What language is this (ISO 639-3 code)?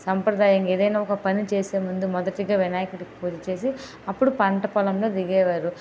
tel